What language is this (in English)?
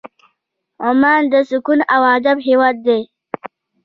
Pashto